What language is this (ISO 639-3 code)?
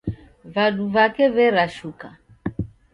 dav